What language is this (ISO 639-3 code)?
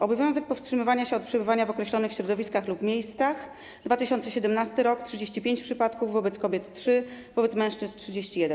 pol